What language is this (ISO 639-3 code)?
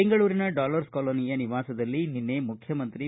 kan